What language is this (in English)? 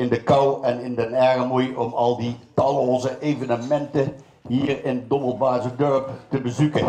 Dutch